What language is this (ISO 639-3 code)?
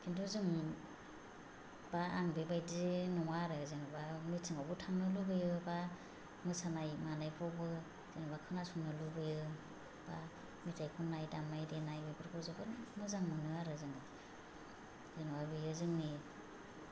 brx